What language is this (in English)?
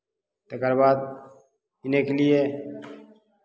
Maithili